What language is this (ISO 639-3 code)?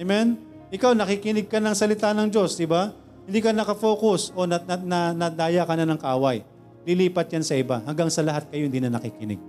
fil